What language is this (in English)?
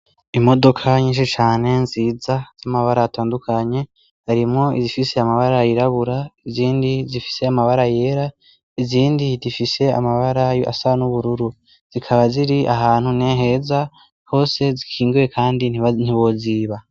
Rundi